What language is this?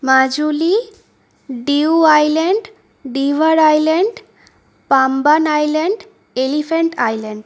Bangla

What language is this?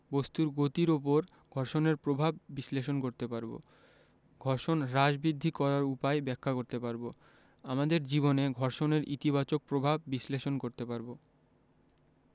Bangla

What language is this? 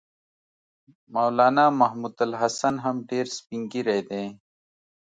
Pashto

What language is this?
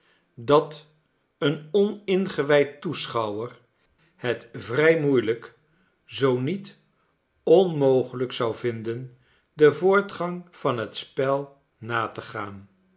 Dutch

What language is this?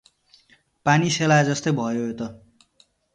Nepali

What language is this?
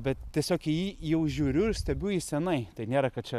Lithuanian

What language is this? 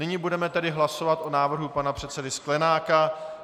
Czech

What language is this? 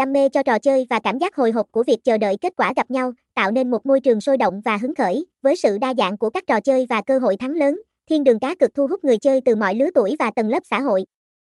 Vietnamese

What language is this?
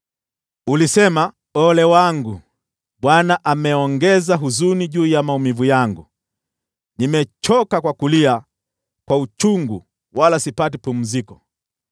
Swahili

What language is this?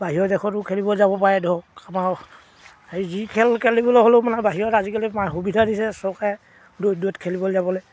Assamese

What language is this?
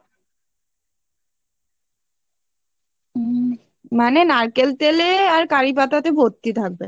Bangla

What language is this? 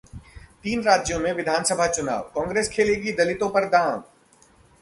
Hindi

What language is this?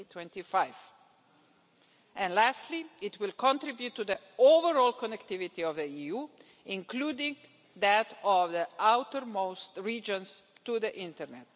English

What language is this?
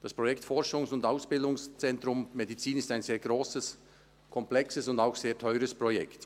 Swiss German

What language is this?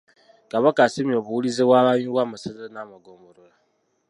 Ganda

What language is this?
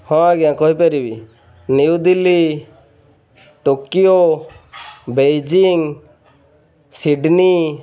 Odia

